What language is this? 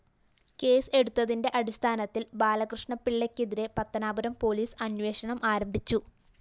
Malayalam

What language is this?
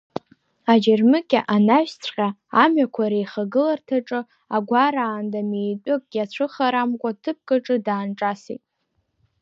Abkhazian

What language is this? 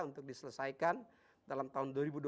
Indonesian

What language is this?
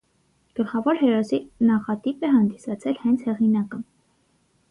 Armenian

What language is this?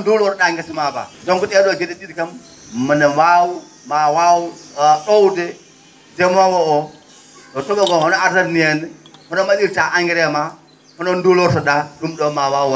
Fula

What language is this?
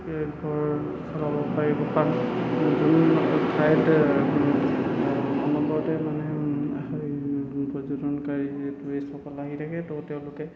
Assamese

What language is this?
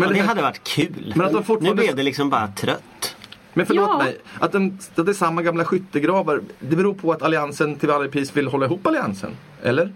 Swedish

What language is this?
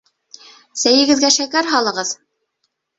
Bashkir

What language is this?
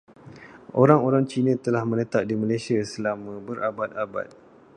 Malay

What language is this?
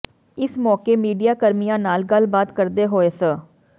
Punjabi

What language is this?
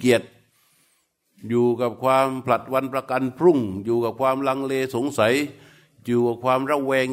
Thai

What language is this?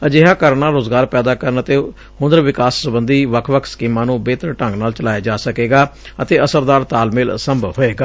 Punjabi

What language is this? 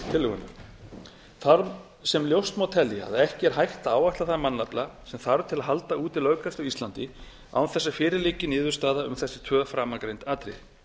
Icelandic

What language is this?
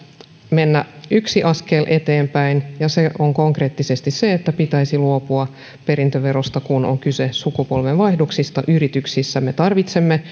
Finnish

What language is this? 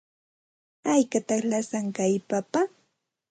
Santa Ana de Tusi Pasco Quechua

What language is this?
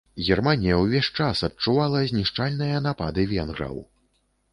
Belarusian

